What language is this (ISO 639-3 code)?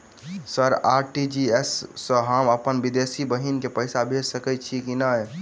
mai